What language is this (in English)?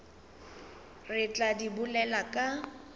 Northern Sotho